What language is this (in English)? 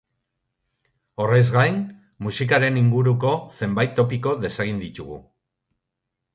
Basque